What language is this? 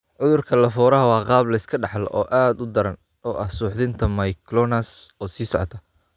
Somali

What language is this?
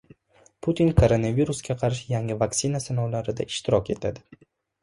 Uzbek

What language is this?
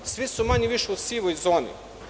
Serbian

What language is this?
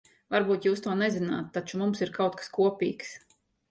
Latvian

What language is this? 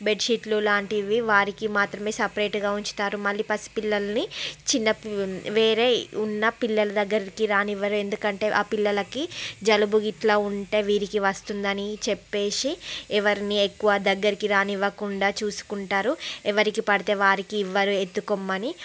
Telugu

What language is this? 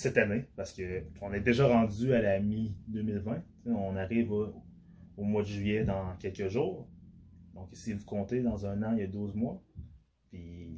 French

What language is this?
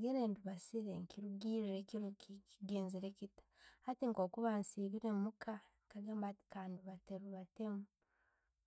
Tooro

